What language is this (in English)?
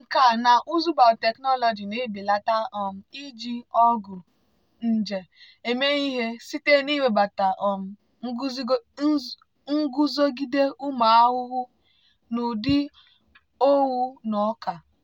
Igbo